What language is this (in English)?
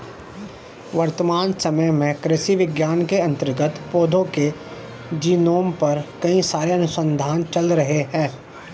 Hindi